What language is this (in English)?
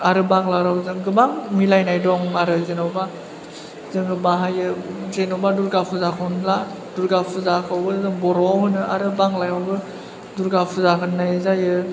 Bodo